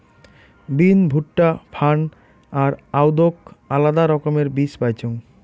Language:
Bangla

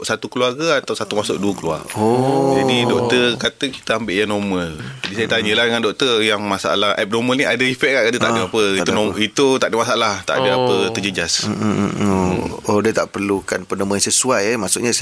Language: Malay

